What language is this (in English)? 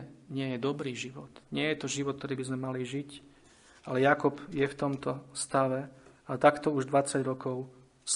Slovak